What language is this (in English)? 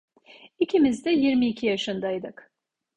Turkish